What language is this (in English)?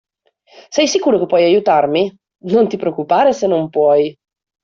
Italian